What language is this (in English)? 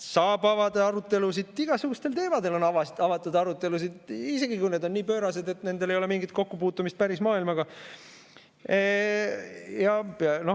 Estonian